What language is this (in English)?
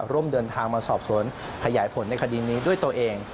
Thai